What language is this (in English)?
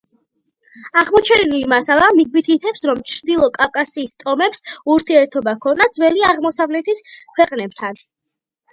Georgian